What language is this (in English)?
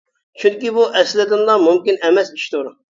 Uyghur